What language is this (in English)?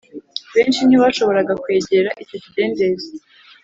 Kinyarwanda